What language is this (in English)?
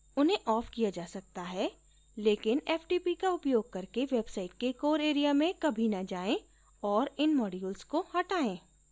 Hindi